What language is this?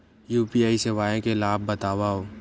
Chhattisgarhi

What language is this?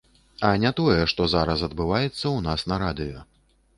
Belarusian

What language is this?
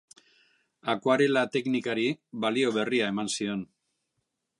Basque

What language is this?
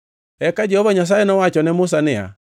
Luo (Kenya and Tanzania)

